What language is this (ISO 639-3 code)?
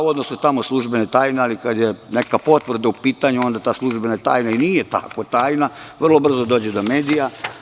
srp